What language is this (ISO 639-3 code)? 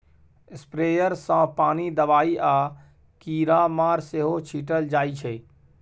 mai